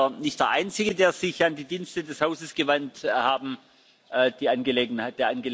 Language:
German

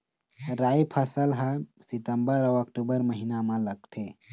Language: Chhattisgarhi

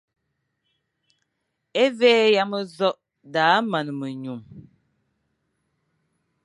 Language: Fang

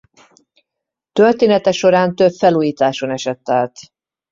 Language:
Hungarian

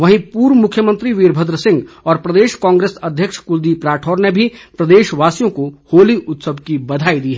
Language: Hindi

